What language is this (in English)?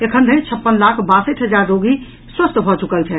Maithili